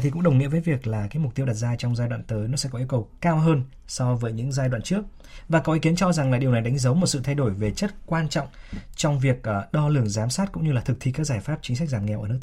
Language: Vietnamese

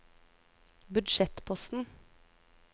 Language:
Norwegian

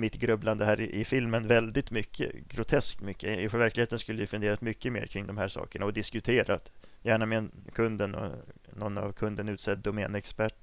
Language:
Swedish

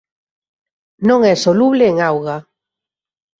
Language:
Galician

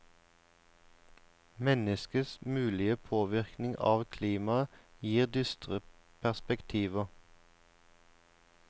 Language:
Norwegian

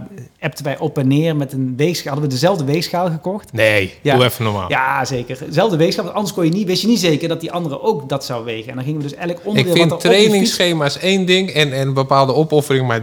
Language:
Dutch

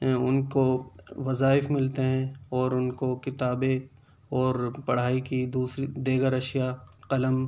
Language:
Urdu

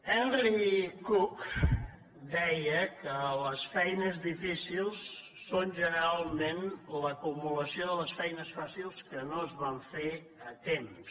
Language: Catalan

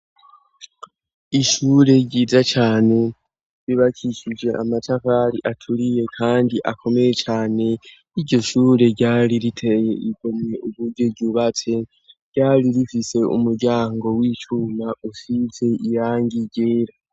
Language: Rundi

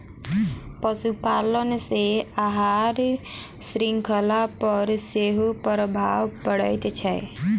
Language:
Maithili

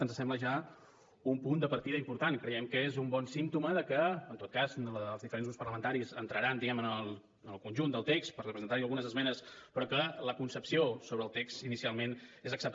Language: Catalan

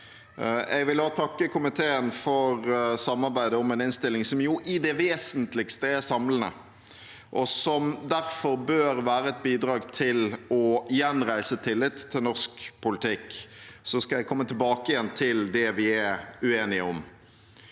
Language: Norwegian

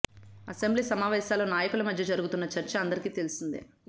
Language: Telugu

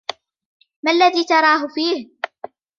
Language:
Arabic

